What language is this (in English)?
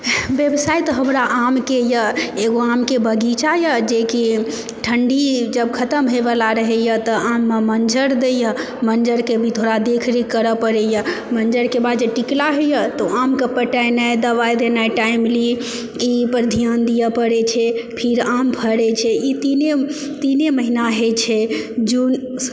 Maithili